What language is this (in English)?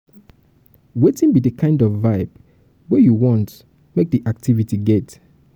Nigerian Pidgin